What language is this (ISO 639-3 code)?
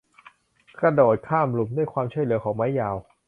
tha